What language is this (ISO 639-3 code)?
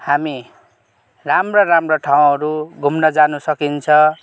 nep